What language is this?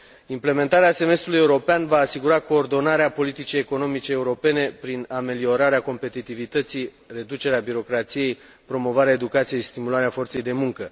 Romanian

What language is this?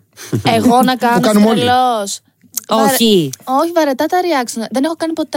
Greek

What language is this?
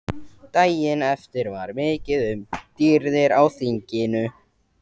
Icelandic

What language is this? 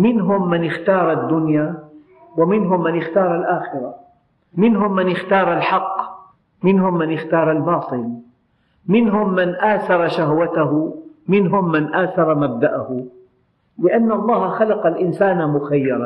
Arabic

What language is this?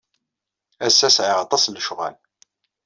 Kabyle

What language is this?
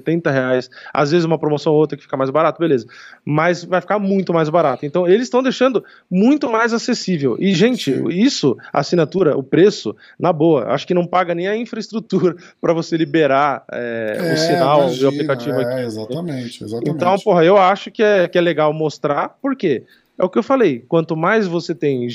Portuguese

